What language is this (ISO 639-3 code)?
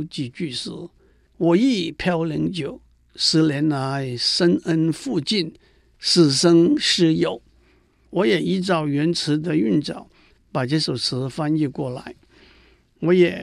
zho